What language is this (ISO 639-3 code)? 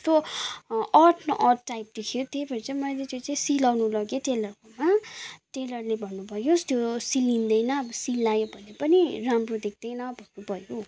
nep